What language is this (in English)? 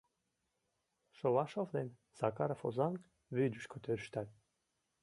Mari